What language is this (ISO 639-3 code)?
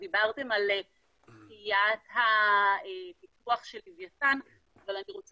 heb